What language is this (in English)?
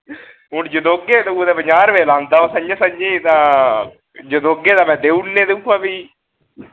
Dogri